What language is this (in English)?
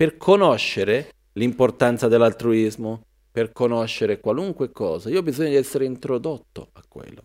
Italian